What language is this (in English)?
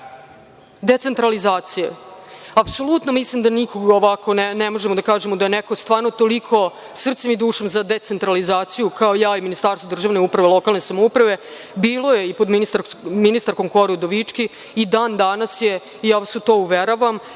Serbian